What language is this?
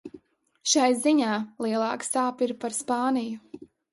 Latvian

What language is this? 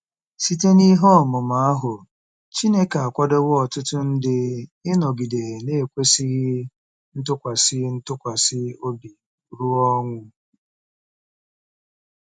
Igbo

